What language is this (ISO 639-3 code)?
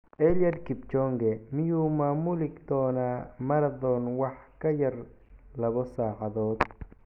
som